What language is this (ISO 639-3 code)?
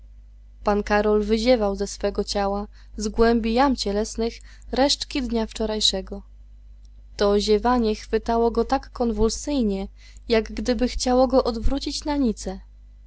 pol